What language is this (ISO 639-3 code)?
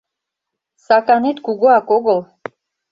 chm